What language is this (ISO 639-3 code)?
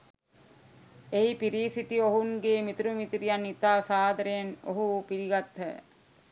sin